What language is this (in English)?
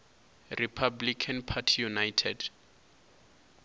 Venda